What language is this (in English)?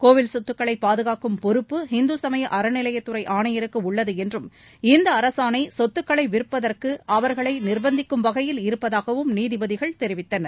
Tamil